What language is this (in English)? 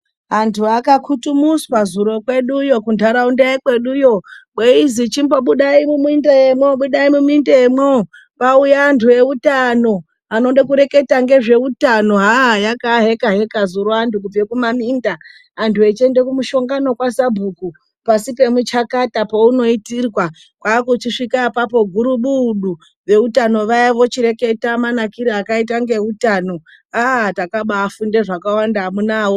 Ndau